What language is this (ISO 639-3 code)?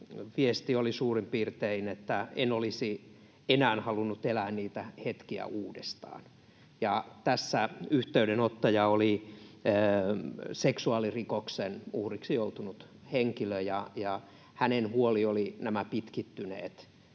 fin